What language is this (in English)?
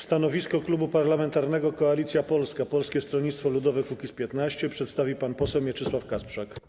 Polish